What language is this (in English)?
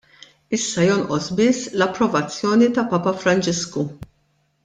Maltese